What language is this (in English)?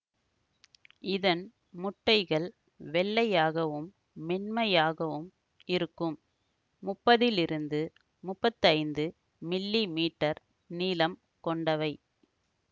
Tamil